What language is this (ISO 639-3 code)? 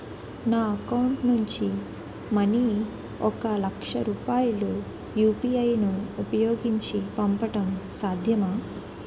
tel